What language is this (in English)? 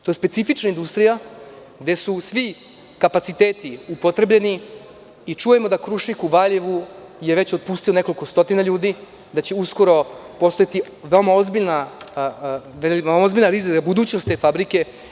Serbian